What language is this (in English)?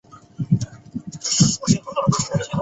Chinese